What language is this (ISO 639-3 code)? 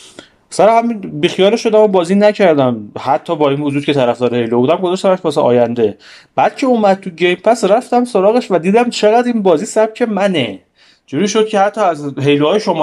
fas